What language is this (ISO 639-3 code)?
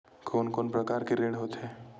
hne